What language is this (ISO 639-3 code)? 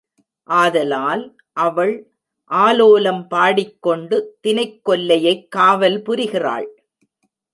tam